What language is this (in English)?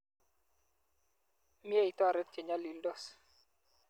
Kalenjin